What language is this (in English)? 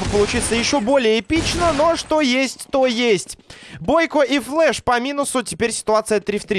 Russian